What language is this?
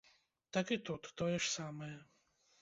Belarusian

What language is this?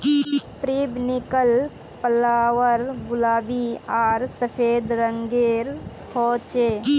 Magahi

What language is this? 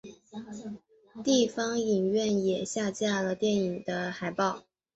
Chinese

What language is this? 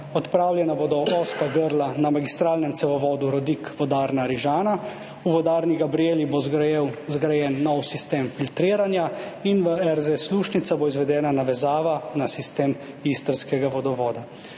Slovenian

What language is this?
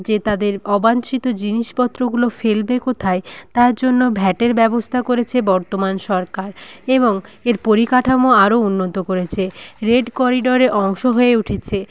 Bangla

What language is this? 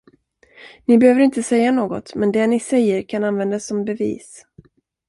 Swedish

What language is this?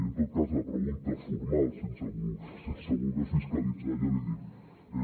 Catalan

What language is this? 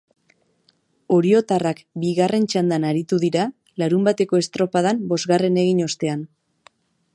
Basque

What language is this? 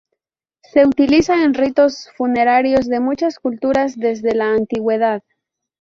Spanish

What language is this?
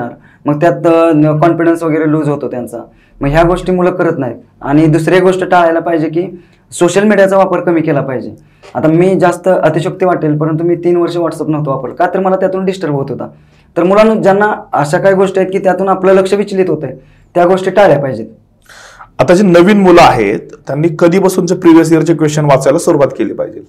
Marathi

